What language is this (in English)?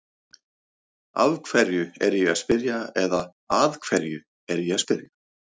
Icelandic